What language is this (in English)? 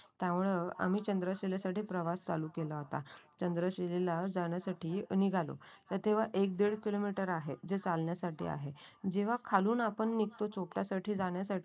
Marathi